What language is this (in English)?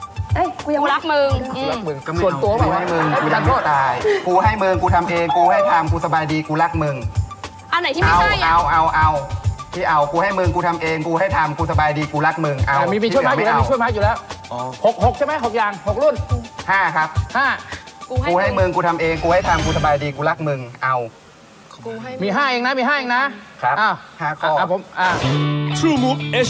Thai